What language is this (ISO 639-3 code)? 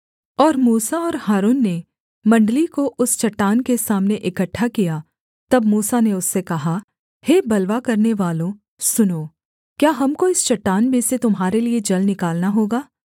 hin